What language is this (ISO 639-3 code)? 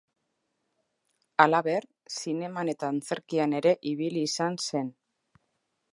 eus